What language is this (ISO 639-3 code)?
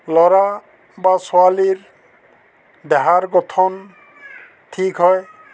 asm